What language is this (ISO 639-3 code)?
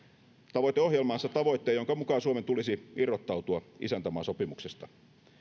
fin